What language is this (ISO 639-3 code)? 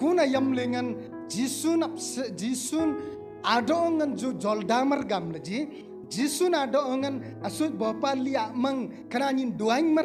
ind